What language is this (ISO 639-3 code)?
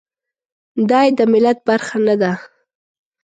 pus